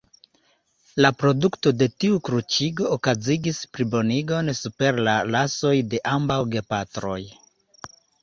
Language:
Esperanto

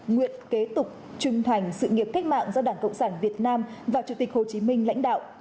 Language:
Vietnamese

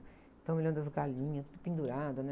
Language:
Portuguese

